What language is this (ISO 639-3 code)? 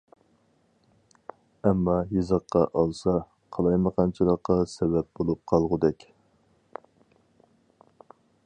uig